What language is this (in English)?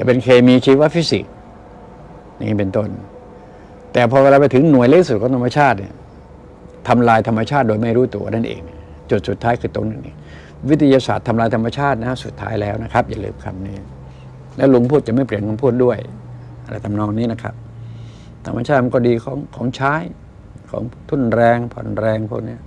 Thai